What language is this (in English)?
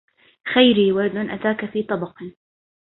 Arabic